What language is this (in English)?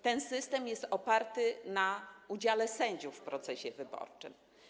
Polish